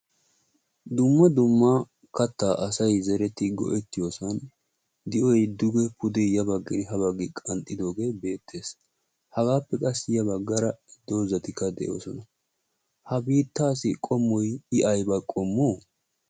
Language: Wolaytta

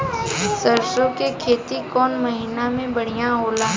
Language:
Bhojpuri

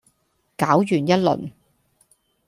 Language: Cantonese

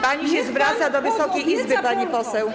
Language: Polish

